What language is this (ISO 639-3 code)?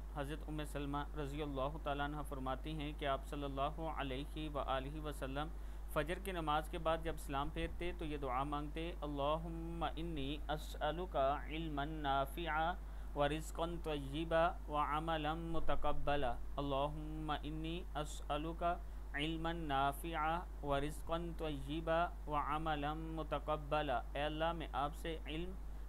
ara